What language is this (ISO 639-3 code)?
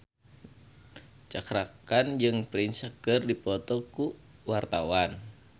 sun